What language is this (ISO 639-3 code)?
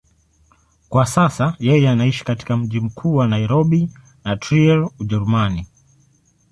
swa